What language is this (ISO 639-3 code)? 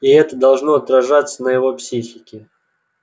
rus